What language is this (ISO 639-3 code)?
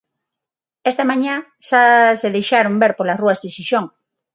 glg